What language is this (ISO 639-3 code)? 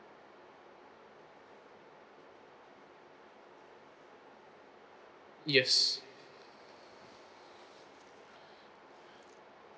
eng